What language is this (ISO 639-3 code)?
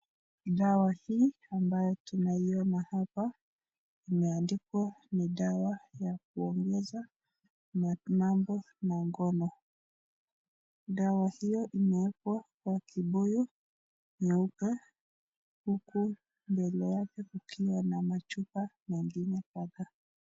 swa